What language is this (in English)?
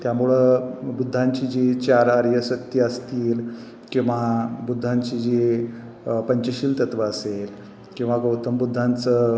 Marathi